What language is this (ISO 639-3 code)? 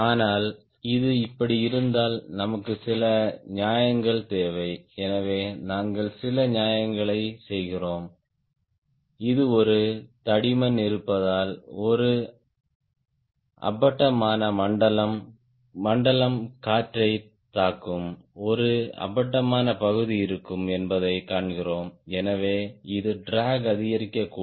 tam